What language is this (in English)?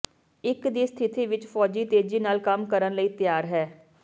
Punjabi